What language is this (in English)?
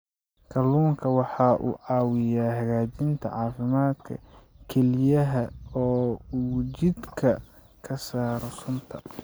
Somali